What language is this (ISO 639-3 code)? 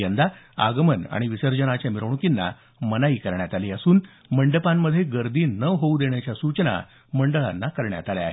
mar